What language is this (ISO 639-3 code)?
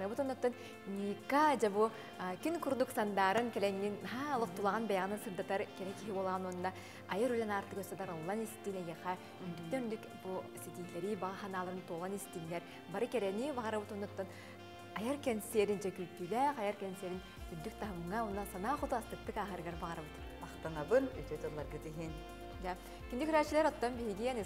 tur